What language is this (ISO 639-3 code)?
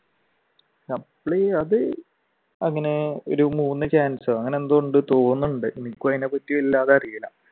mal